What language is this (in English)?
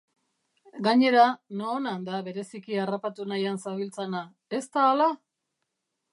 Basque